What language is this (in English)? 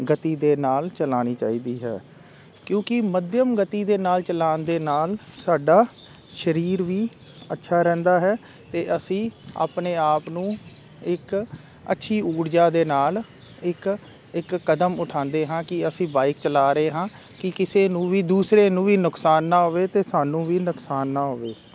Punjabi